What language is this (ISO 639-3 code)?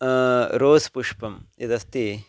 san